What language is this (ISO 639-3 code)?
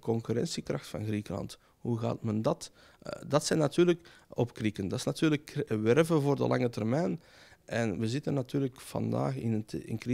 nld